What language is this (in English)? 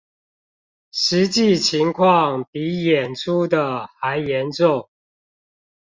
Chinese